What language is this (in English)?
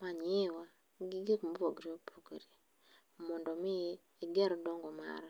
Luo (Kenya and Tanzania)